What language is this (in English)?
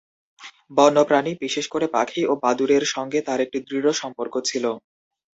Bangla